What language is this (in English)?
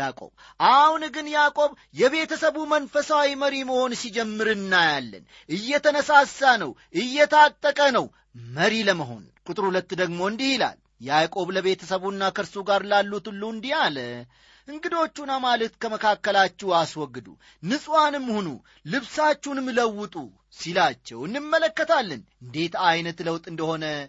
Amharic